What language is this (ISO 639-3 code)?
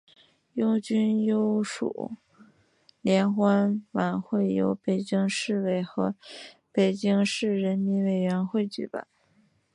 zho